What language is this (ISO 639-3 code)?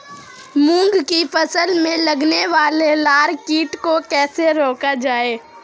hin